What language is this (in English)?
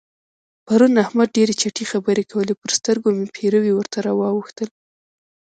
Pashto